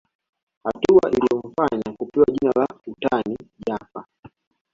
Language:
Swahili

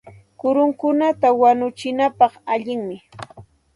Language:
Santa Ana de Tusi Pasco Quechua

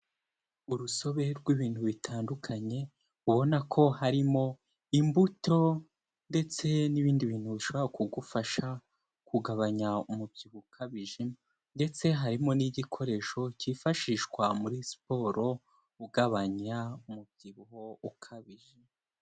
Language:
Kinyarwanda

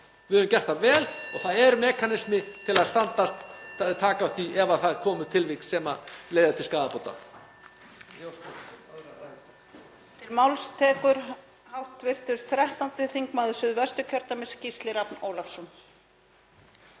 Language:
Icelandic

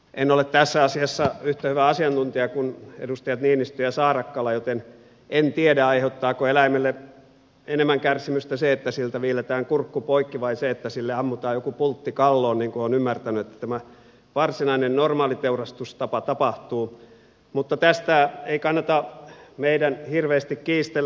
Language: Finnish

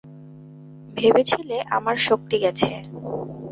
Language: Bangla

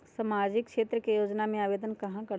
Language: Magahi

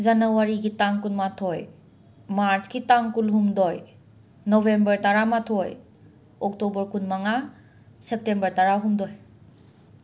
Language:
Manipuri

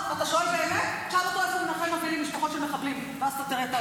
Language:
Hebrew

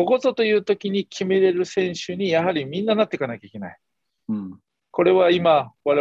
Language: Japanese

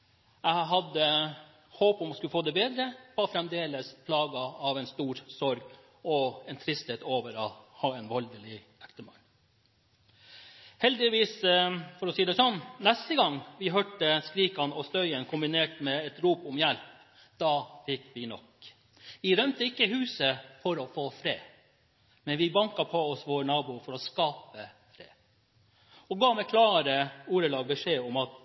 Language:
Norwegian Bokmål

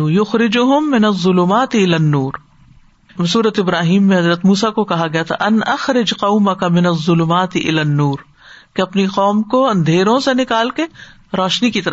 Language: Urdu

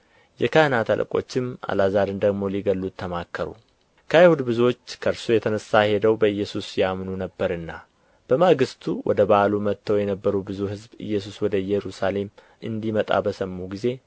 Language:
Amharic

